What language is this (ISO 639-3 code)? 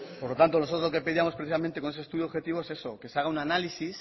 spa